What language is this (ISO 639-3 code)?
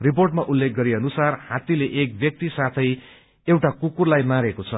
nep